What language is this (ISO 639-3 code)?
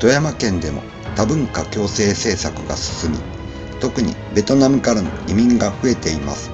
jpn